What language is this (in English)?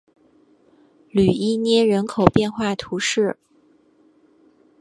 Chinese